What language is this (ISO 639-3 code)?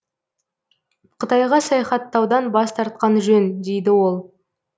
kaz